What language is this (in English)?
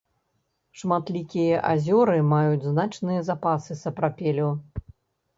Belarusian